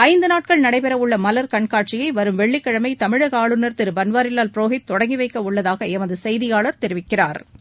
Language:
Tamil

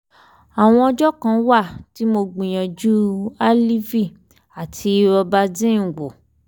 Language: Yoruba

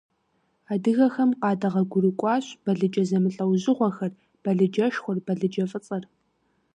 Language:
Kabardian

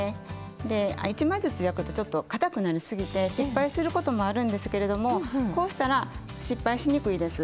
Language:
Japanese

